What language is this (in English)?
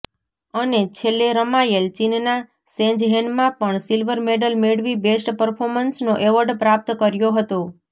Gujarati